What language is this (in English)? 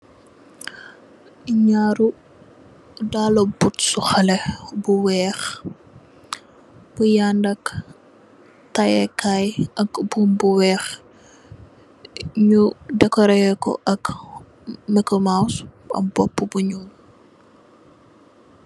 Wolof